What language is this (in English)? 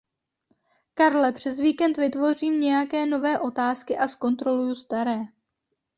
Czech